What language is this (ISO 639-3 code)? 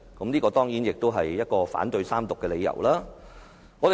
yue